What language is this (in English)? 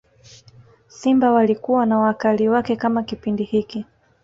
Swahili